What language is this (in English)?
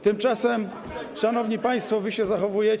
Polish